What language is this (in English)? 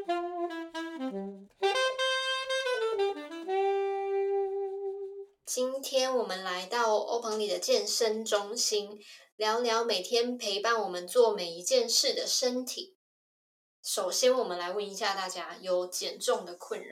Chinese